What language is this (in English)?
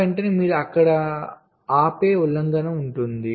Telugu